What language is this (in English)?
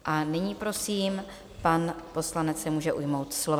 Czech